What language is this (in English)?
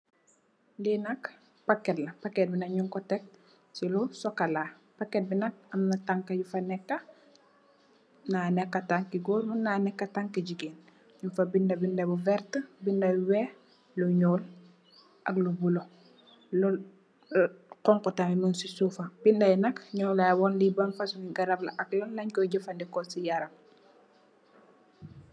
Wolof